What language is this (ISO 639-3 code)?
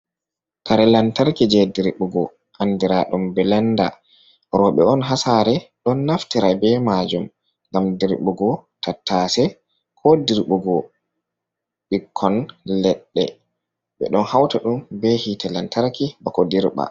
ful